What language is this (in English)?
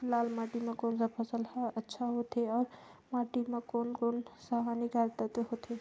Chhattisgarhi